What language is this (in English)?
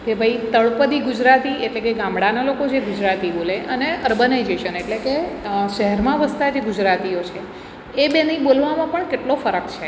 Gujarati